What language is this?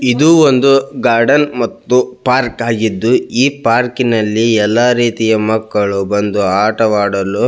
Kannada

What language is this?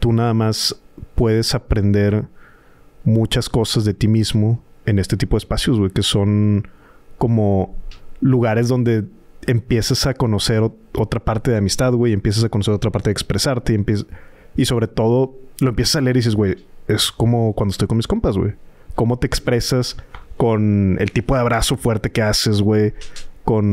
Spanish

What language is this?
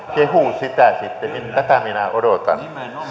Finnish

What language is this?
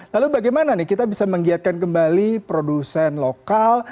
Indonesian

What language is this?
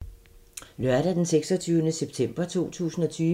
Danish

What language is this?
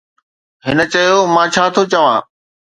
Sindhi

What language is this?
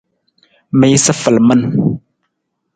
Nawdm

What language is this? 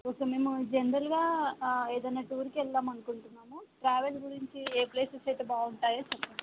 Telugu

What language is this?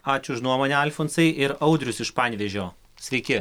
Lithuanian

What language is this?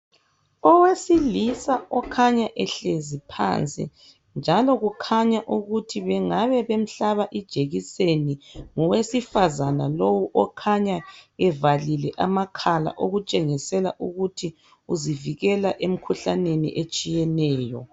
North Ndebele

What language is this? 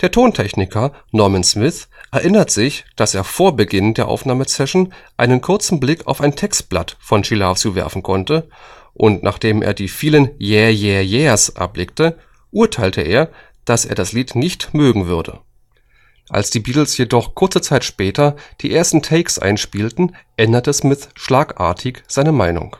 German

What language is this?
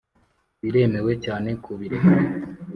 Kinyarwanda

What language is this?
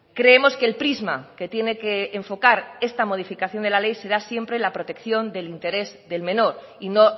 Spanish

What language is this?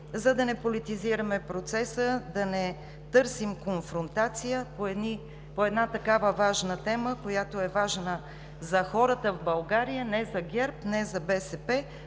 Bulgarian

